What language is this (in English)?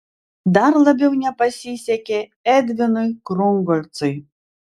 Lithuanian